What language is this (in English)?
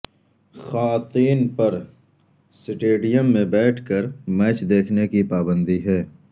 Urdu